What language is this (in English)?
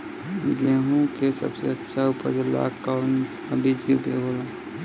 Bhojpuri